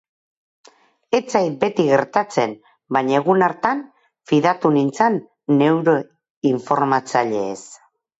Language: Basque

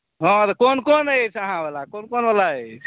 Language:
Maithili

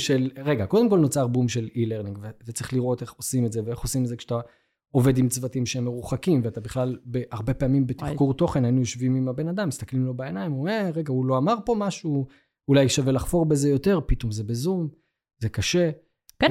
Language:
Hebrew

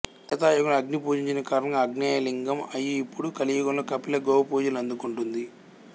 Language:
Telugu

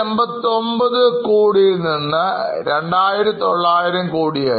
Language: Malayalam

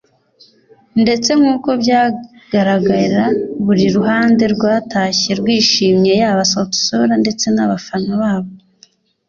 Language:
Kinyarwanda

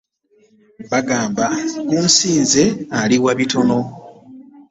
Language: Ganda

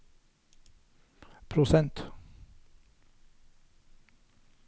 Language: Norwegian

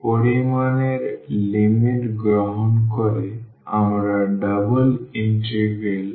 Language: Bangla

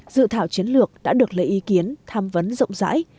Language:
Vietnamese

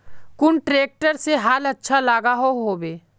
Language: Magahi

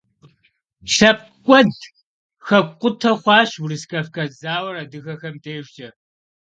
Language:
Kabardian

